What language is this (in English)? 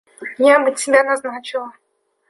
Russian